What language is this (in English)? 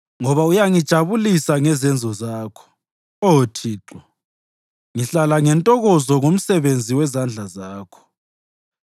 North Ndebele